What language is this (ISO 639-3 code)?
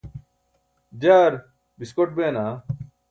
bsk